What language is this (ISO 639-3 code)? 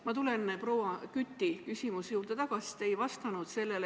est